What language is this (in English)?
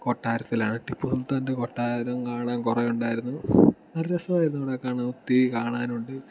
Malayalam